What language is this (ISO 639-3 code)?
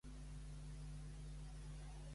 cat